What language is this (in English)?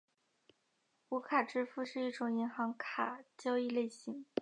Chinese